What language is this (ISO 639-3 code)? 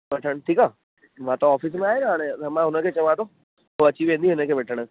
snd